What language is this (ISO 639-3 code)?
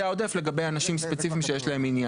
heb